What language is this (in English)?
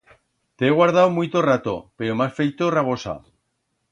Aragonese